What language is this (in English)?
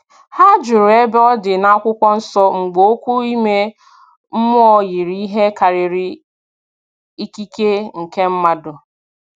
Igbo